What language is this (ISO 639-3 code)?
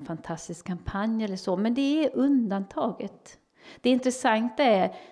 swe